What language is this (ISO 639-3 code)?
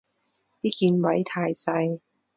yue